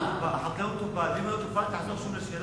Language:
Hebrew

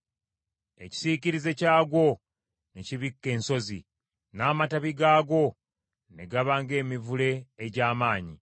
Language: Ganda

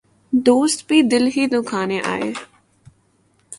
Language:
Urdu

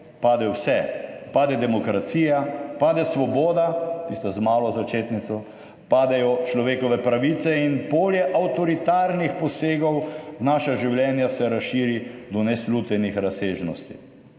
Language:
Slovenian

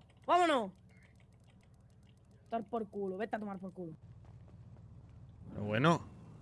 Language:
Spanish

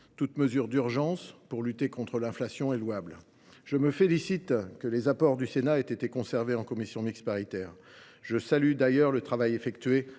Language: French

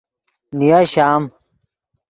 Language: Yidgha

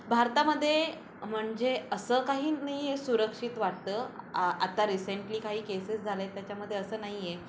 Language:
Marathi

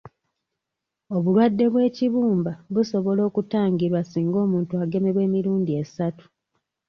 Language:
Ganda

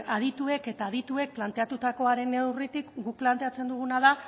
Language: Basque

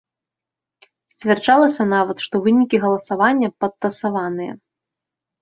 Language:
Belarusian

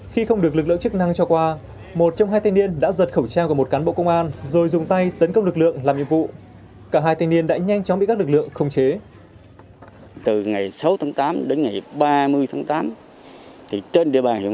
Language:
Vietnamese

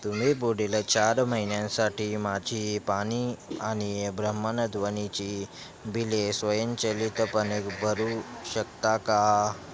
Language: Marathi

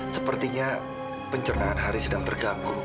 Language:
Indonesian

